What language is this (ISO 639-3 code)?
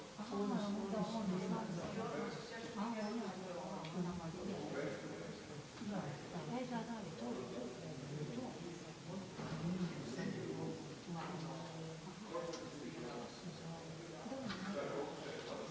hrv